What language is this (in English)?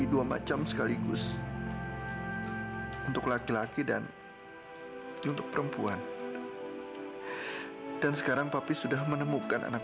Indonesian